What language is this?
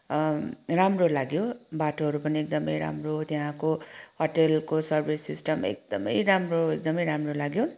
Nepali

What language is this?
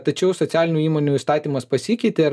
Lithuanian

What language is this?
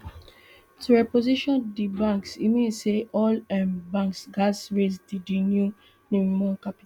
Nigerian Pidgin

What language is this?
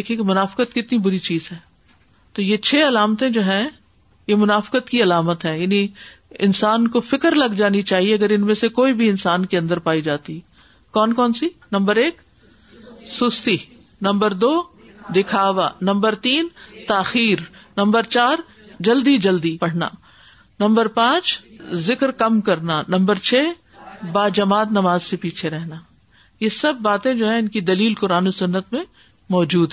Urdu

